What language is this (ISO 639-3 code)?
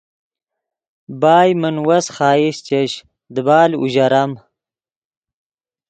ydg